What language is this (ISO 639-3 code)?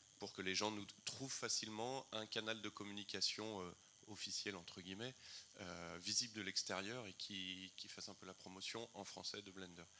fra